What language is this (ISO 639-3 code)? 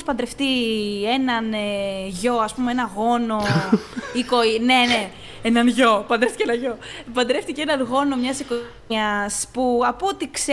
ell